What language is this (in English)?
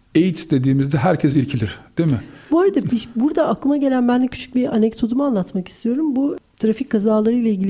Turkish